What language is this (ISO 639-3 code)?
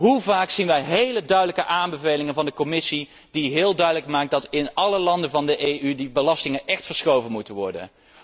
nld